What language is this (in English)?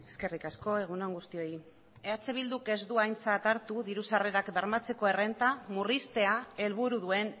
Basque